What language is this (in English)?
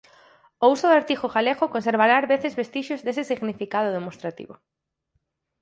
Galician